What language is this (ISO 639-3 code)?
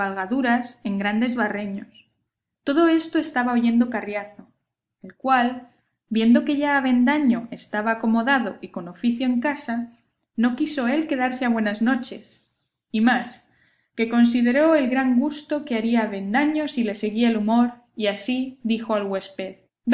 spa